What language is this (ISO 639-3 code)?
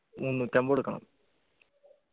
mal